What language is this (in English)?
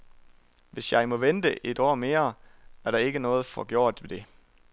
Danish